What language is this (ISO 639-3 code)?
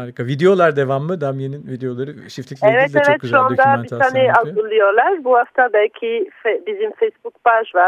tur